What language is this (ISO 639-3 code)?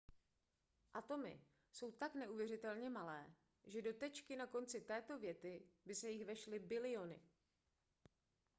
ces